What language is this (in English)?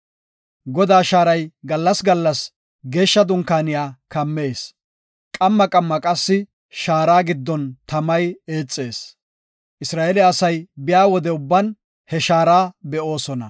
Gofa